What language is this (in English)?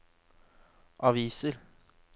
Norwegian